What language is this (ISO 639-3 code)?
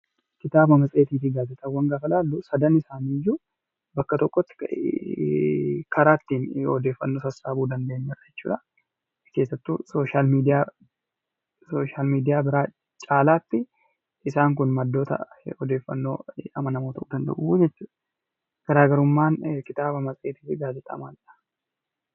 orm